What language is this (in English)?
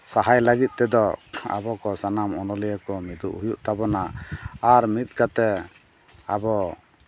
Santali